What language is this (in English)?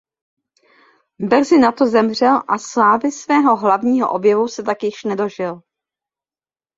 Czech